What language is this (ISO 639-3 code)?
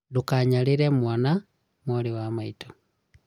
kik